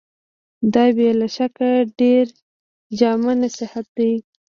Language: Pashto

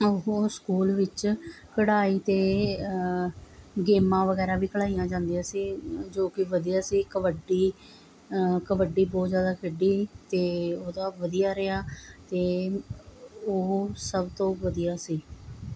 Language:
Punjabi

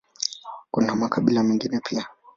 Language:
Swahili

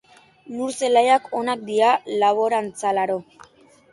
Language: Basque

